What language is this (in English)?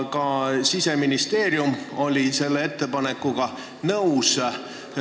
Estonian